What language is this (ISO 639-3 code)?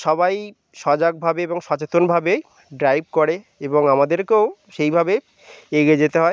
ben